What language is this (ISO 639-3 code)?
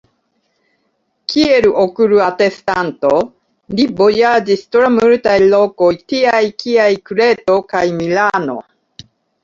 epo